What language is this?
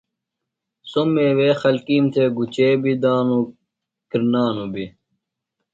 Phalura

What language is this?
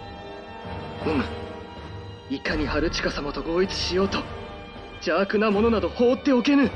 Japanese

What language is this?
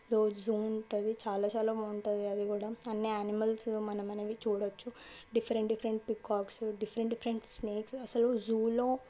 Telugu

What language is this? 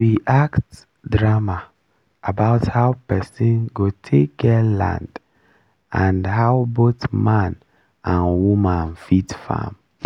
Nigerian Pidgin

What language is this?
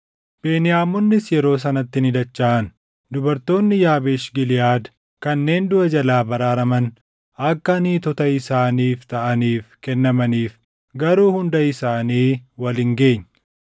Oromo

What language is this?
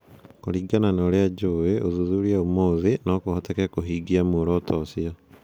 Kikuyu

